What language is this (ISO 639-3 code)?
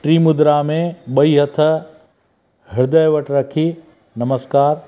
snd